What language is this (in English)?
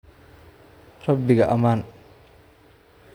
Somali